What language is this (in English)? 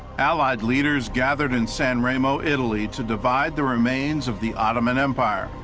English